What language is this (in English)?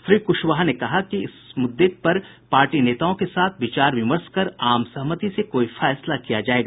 Hindi